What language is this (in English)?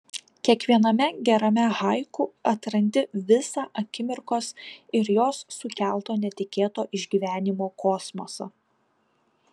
Lithuanian